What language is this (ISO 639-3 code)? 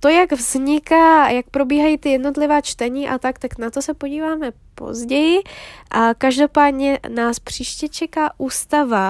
ces